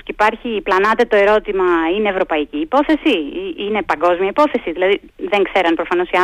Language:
Greek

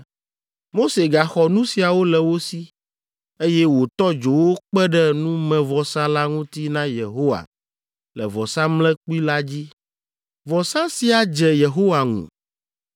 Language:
Ewe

